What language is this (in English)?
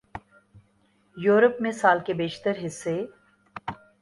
Urdu